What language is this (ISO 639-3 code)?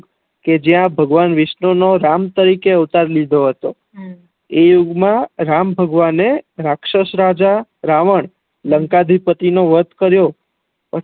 guj